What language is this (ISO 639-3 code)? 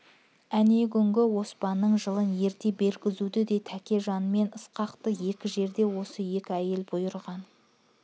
kaz